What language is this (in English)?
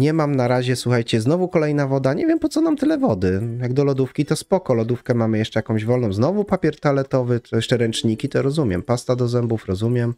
Polish